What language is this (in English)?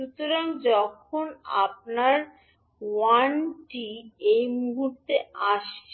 Bangla